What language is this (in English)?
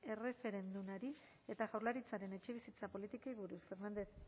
Basque